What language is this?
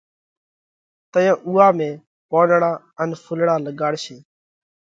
Parkari Koli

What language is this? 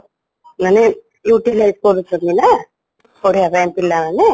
Odia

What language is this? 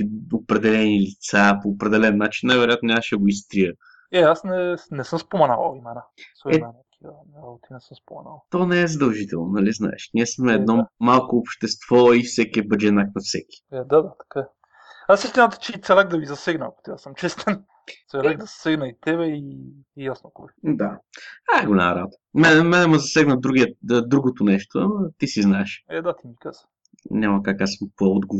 Bulgarian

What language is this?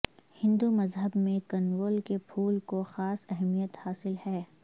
Urdu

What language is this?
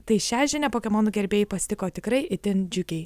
Lithuanian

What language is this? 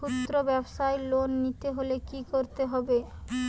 Bangla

